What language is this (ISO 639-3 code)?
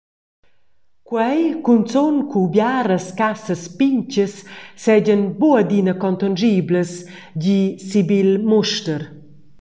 roh